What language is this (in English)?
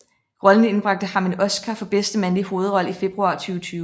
Danish